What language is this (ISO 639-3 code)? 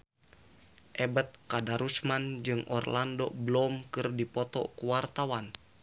sun